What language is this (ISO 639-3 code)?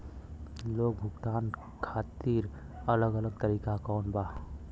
bho